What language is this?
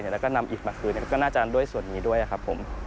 Thai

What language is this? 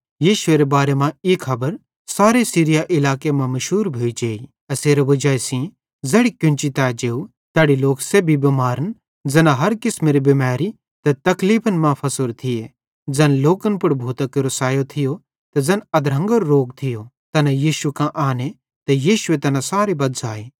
Bhadrawahi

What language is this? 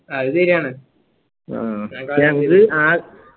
Malayalam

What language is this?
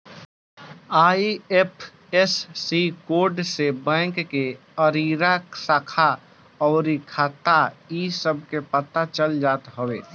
Bhojpuri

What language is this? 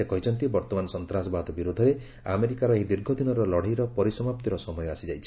Odia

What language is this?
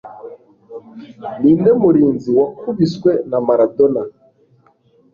Kinyarwanda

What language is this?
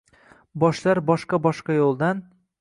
Uzbek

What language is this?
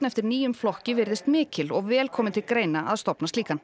Icelandic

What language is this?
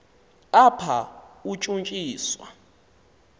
Xhosa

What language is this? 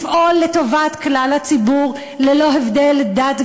Hebrew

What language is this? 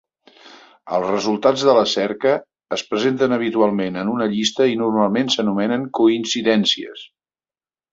Catalan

